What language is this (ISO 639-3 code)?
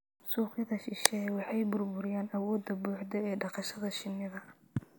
som